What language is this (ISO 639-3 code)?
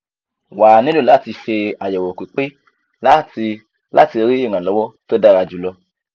yor